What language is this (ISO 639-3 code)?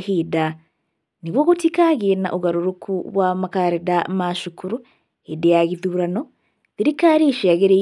kik